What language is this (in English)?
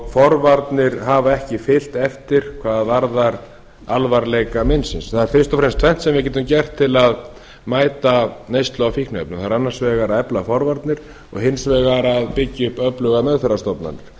Icelandic